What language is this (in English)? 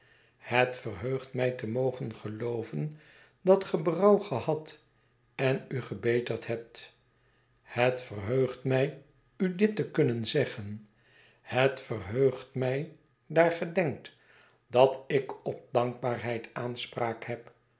Dutch